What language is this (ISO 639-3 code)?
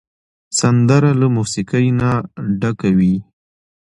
pus